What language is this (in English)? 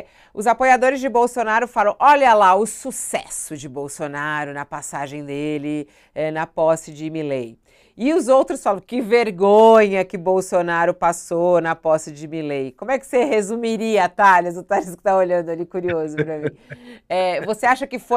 Portuguese